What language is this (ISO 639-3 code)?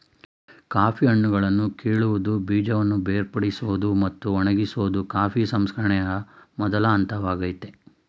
kan